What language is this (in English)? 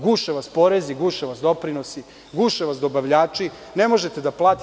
Serbian